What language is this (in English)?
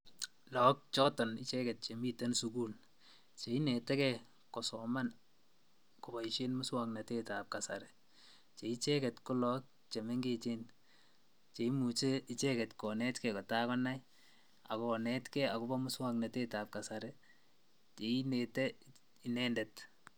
Kalenjin